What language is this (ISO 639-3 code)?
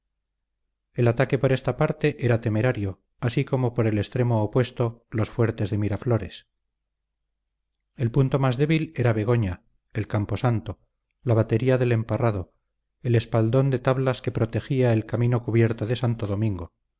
spa